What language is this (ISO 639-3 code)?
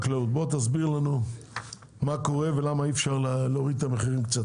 heb